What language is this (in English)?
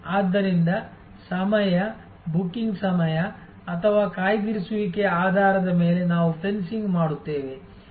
Kannada